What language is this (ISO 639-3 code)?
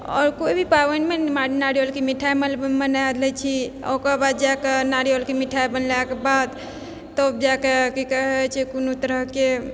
mai